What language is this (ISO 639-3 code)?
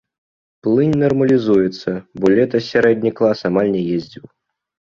bel